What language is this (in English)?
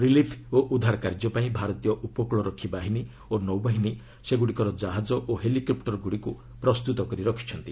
Odia